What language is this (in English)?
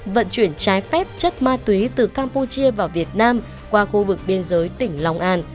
Vietnamese